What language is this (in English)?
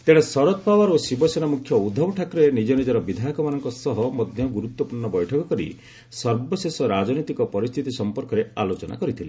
Odia